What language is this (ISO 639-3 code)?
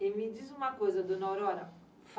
por